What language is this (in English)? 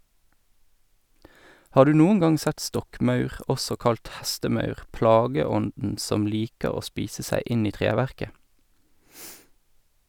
Norwegian